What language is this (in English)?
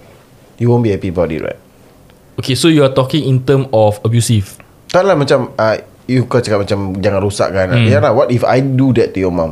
Malay